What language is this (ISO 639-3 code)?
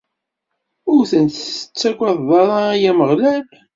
kab